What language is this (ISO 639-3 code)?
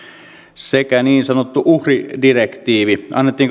fin